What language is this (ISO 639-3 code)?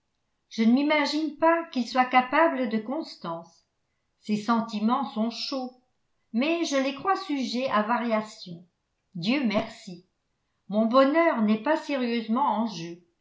fra